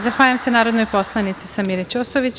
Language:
Serbian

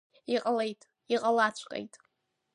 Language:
Abkhazian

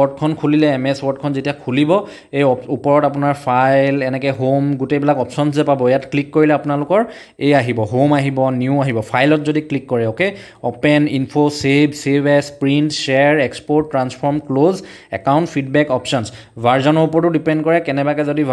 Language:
Hindi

